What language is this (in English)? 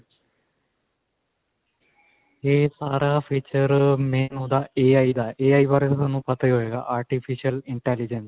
Punjabi